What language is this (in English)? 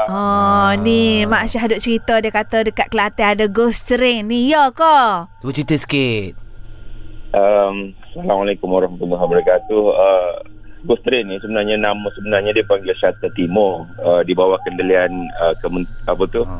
Malay